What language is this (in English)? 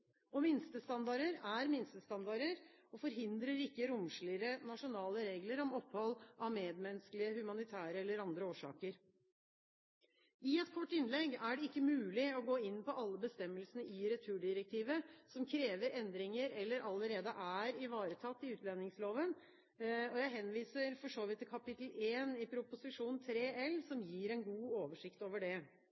Norwegian Bokmål